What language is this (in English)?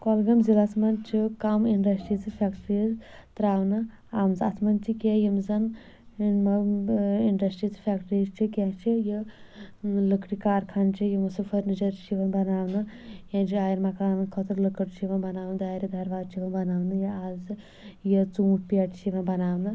Kashmiri